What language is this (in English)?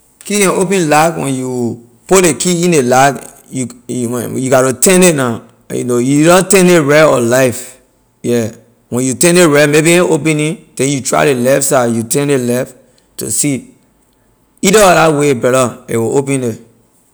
Liberian English